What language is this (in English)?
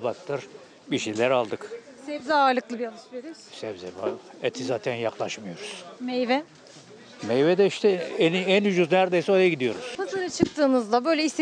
Turkish